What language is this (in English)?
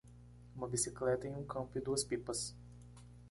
Portuguese